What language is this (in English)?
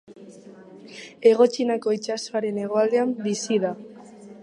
Basque